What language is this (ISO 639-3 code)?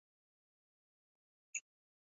zho